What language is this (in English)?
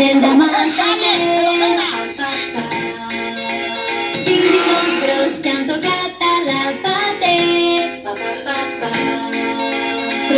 Greek